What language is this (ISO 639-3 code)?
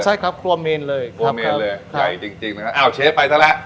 tha